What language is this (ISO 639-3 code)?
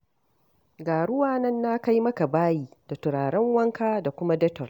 hau